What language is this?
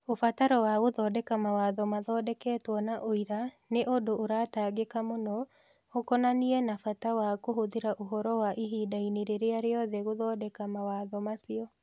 Kikuyu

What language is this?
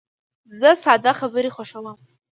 Pashto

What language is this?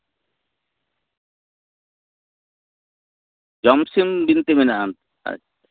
Santali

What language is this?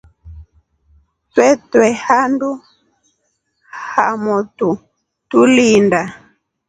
Rombo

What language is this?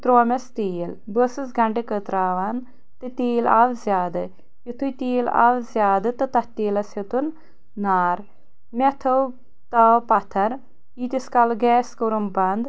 Kashmiri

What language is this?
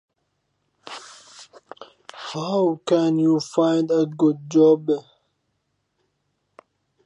Central Kurdish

